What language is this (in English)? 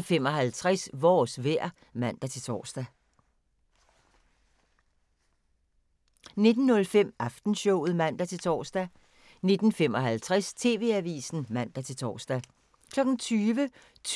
Danish